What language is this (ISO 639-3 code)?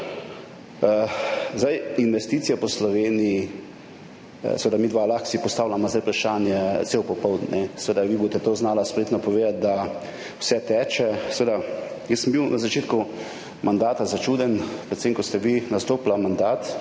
slv